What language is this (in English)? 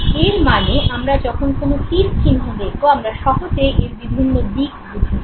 Bangla